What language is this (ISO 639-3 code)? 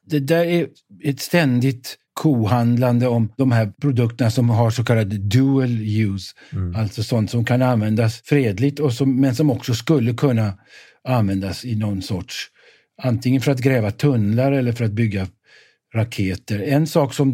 swe